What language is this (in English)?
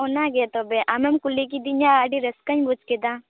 Santali